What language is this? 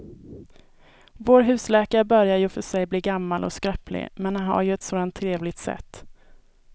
Swedish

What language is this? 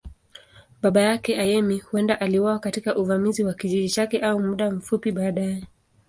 Swahili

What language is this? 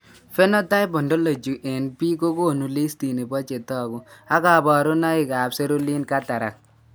Kalenjin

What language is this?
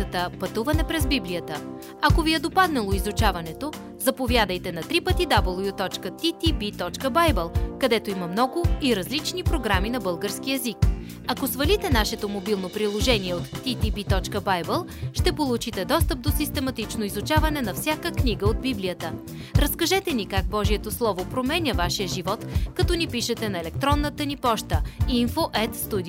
Bulgarian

